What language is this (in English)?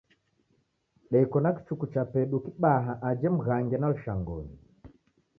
Taita